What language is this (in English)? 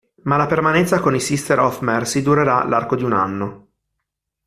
Italian